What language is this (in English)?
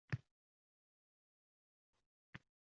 Uzbek